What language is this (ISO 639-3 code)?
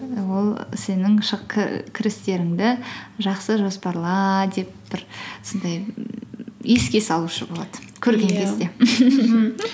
kaz